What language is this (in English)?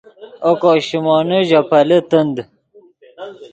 Yidgha